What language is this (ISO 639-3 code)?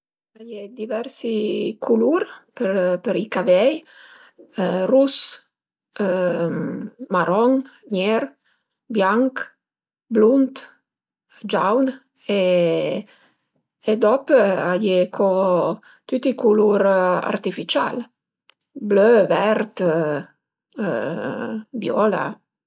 pms